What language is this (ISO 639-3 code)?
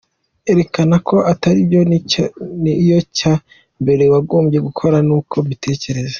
kin